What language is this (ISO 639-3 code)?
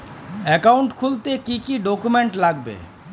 ben